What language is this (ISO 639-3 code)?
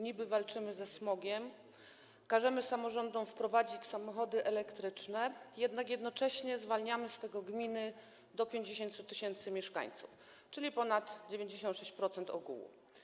pol